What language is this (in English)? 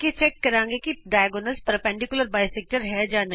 Punjabi